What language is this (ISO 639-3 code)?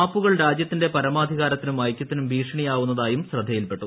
mal